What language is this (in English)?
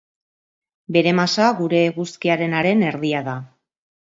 Basque